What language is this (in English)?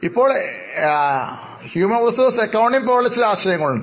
Malayalam